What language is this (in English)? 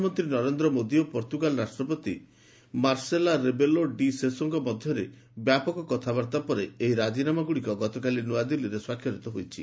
Odia